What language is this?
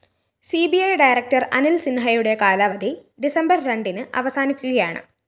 Malayalam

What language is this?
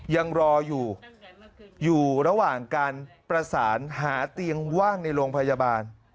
Thai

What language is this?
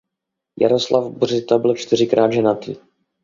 Czech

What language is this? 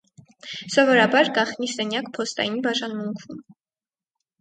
Armenian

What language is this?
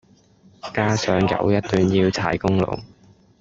Cantonese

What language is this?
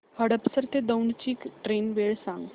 Marathi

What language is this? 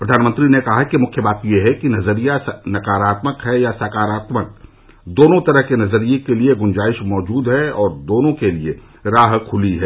Hindi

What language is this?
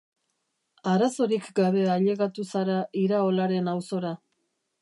Basque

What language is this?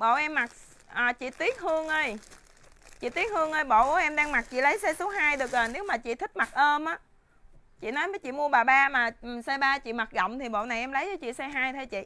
Vietnamese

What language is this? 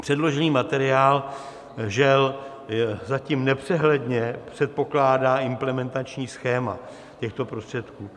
Czech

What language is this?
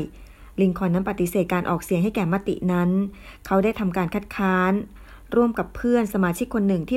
Thai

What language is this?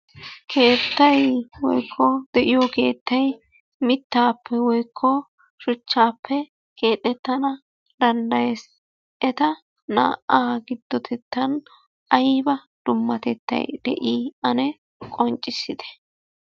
Wolaytta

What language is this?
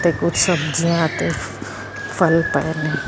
Punjabi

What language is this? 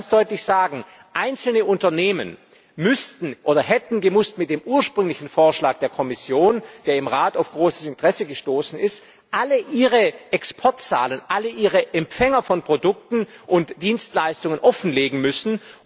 German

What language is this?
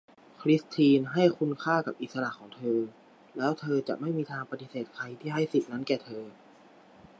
Thai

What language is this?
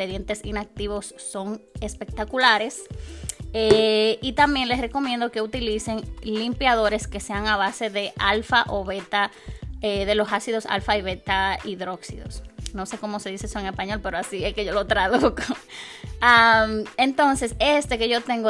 Spanish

